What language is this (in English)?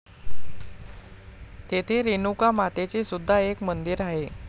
Marathi